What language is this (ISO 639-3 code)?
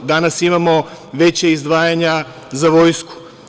srp